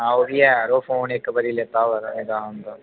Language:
Dogri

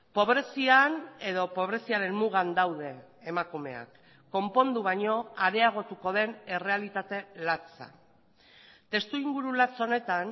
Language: Basque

